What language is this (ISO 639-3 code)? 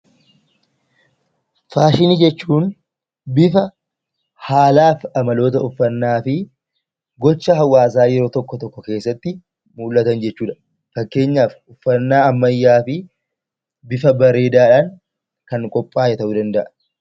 orm